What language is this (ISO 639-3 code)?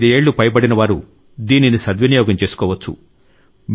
tel